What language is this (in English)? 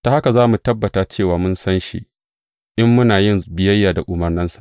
Hausa